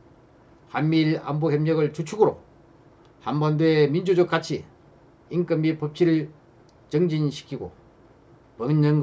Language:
Korean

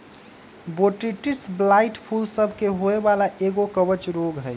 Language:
Magahi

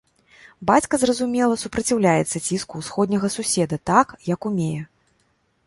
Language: Belarusian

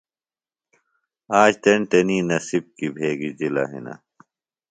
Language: Phalura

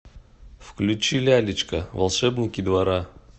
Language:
Russian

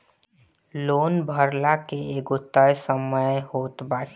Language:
Bhojpuri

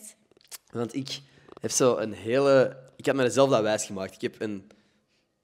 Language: Dutch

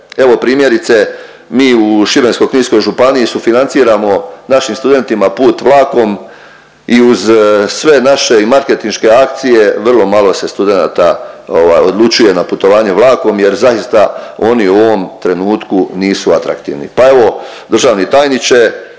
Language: Croatian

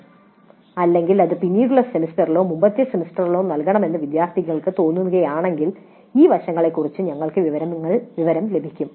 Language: Malayalam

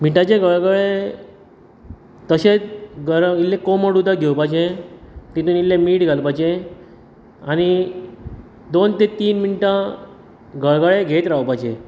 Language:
Konkani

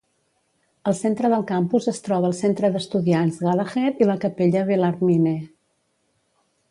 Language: Catalan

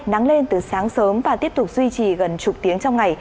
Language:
Vietnamese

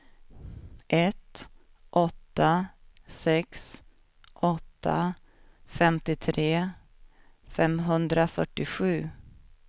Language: Swedish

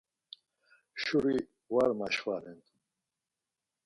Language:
Laz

